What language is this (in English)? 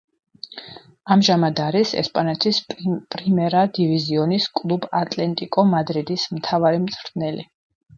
Georgian